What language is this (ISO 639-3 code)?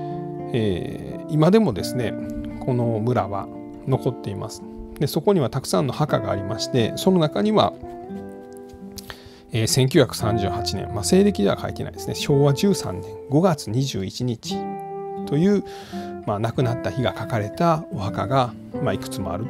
jpn